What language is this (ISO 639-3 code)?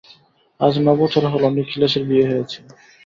ben